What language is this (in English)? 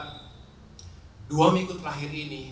Indonesian